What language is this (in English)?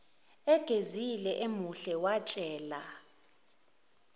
Zulu